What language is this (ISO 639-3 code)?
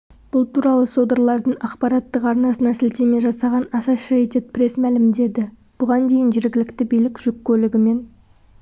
kaz